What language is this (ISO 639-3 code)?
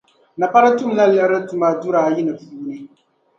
dag